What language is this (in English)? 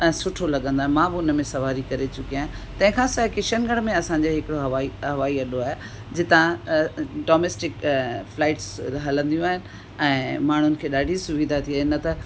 Sindhi